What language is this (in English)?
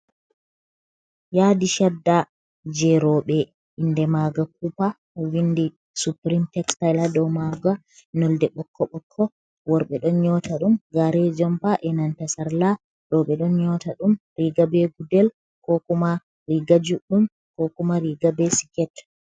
Fula